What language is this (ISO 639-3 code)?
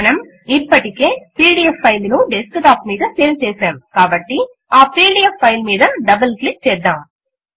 tel